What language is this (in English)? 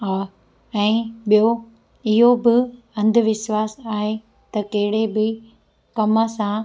Sindhi